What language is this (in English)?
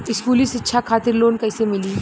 Bhojpuri